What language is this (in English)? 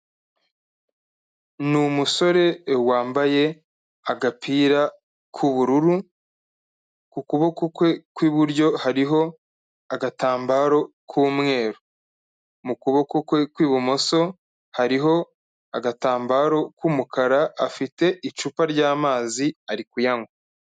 Kinyarwanda